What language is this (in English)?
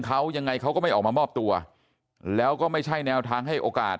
Thai